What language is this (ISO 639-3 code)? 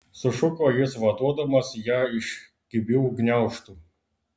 lit